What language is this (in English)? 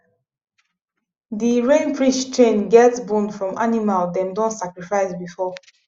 Nigerian Pidgin